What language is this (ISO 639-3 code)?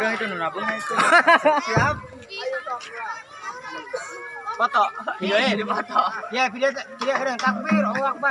ind